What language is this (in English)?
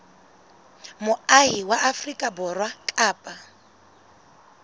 Southern Sotho